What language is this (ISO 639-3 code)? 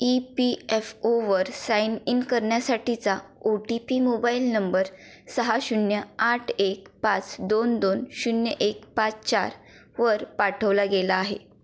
mar